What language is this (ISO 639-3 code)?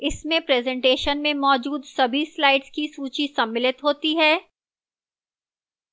hin